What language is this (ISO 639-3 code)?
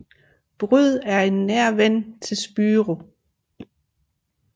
dan